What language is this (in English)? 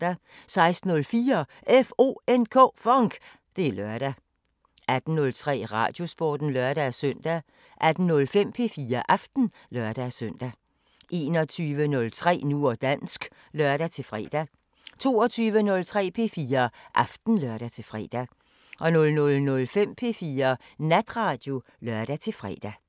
Danish